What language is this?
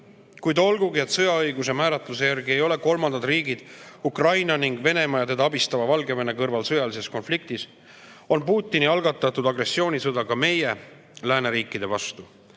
Estonian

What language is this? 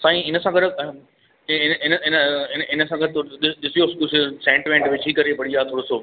Sindhi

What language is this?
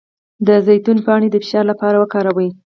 Pashto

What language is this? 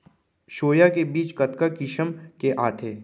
Chhattisgarhi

